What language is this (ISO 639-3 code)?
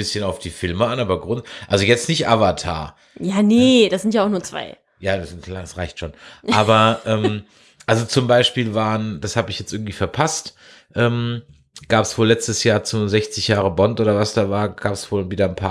deu